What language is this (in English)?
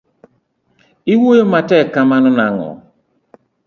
Luo (Kenya and Tanzania)